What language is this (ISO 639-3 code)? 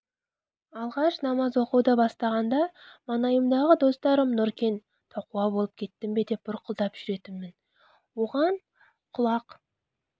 kaz